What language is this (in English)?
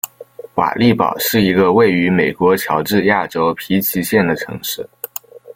Chinese